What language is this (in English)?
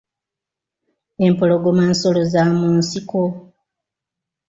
Ganda